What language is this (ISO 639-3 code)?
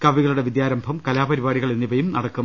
mal